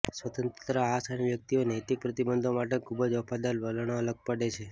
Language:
Gujarati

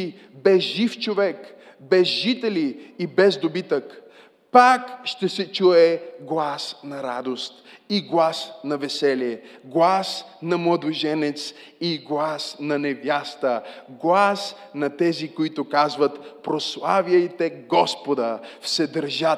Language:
Bulgarian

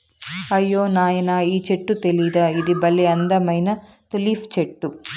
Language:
Telugu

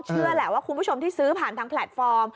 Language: Thai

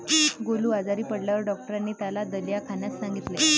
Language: Marathi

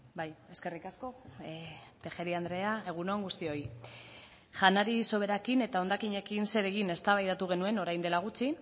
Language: Basque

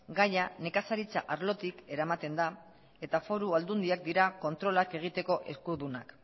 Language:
Basque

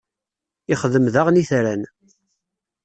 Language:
Kabyle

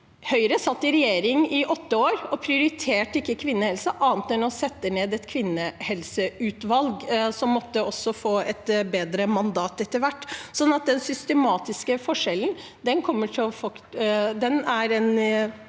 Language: Norwegian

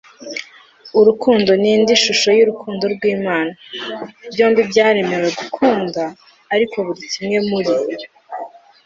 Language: Kinyarwanda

